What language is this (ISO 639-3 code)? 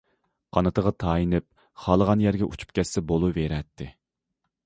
uig